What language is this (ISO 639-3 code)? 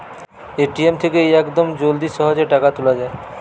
ben